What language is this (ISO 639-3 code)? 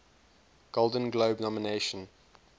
eng